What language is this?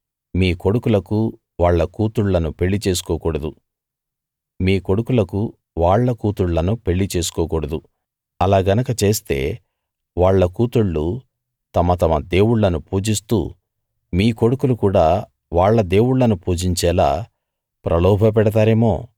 Telugu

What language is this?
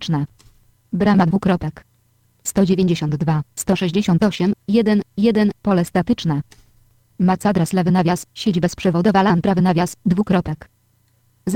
Polish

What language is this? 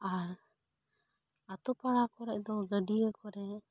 Santali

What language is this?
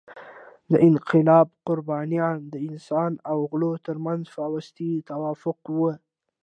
Pashto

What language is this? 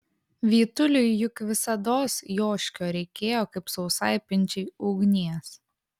Lithuanian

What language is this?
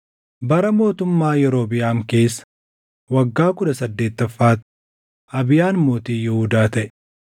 Oromo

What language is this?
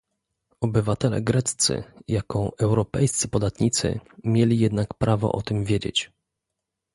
Polish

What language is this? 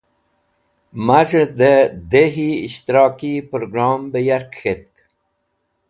Wakhi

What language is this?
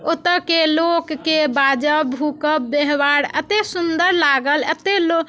Maithili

